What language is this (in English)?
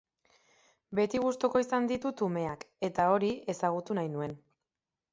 Basque